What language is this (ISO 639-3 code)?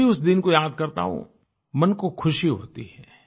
hin